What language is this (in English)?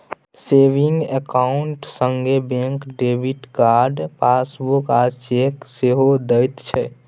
Maithili